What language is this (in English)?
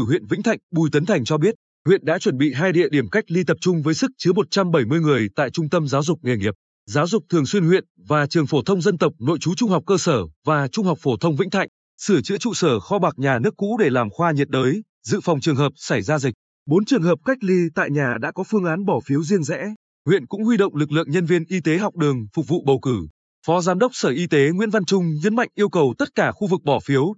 Vietnamese